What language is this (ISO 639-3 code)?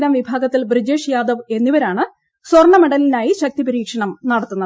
mal